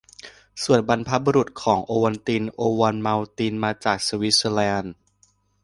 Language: Thai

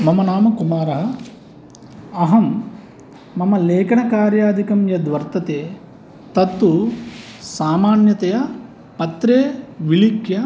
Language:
Sanskrit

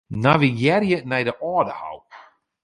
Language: Western Frisian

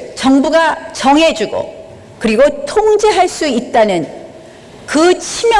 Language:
Korean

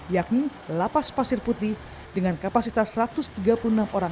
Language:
Indonesian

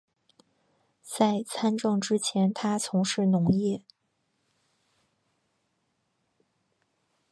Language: Chinese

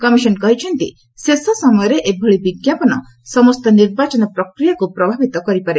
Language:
Odia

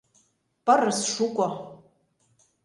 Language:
Mari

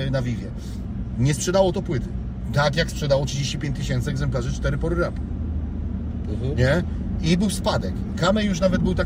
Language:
Polish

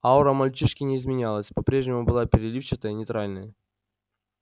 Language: Russian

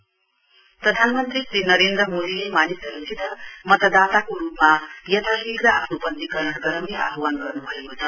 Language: Nepali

